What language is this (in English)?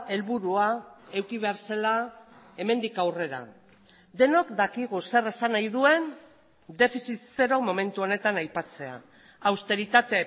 Basque